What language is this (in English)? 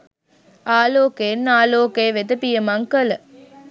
Sinhala